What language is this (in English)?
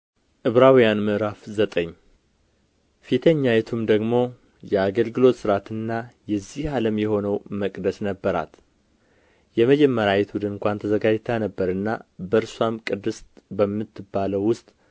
Amharic